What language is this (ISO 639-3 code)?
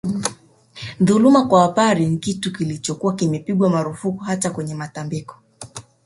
swa